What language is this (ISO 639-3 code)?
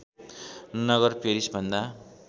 nep